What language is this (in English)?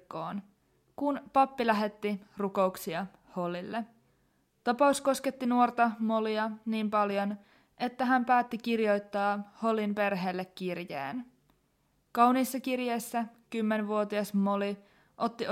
Finnish